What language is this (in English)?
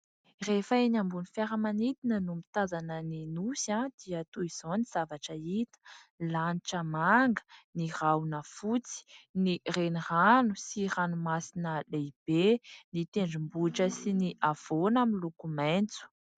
Malagasy